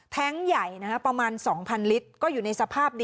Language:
Thai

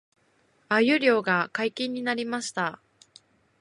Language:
Japanese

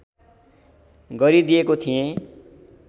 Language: Nepali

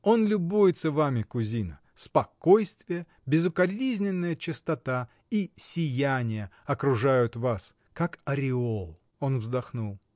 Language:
Russian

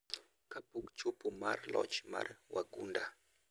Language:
Luo (Kenya and Tanzania)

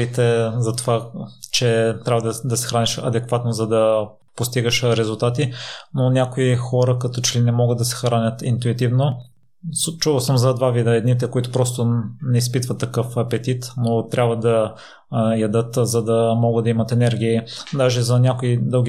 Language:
Bulgarian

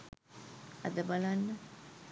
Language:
Sinhala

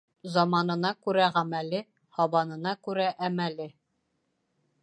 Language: Bashkir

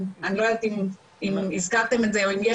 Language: Hebrew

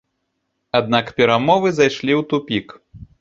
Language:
Belarusian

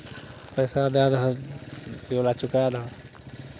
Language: Maithili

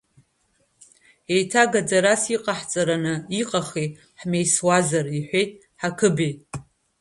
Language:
Abkhazian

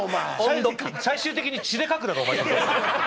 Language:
Japanese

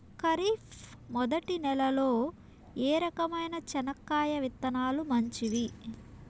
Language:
Telugu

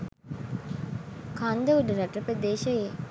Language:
Sinhala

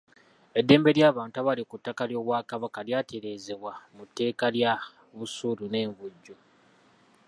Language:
Ganda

